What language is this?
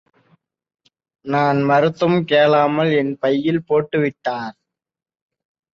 Tamil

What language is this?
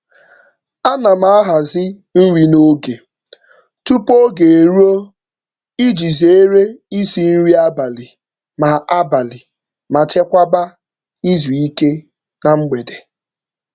Igbo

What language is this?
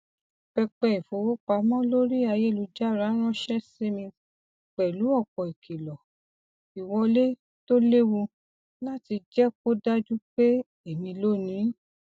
Yoruba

